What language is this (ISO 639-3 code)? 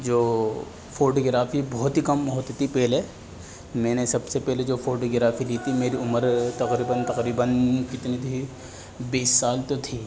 urd